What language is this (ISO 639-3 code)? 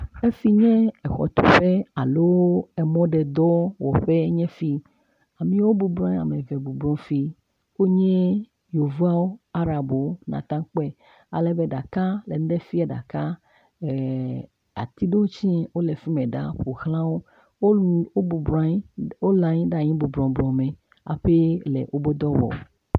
ewe